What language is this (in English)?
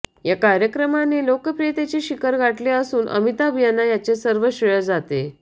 Marathi